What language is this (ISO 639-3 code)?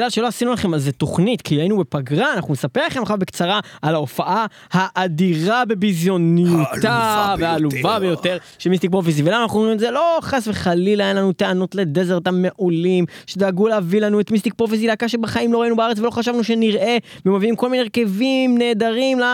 heb